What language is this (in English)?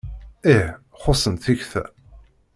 Kabyle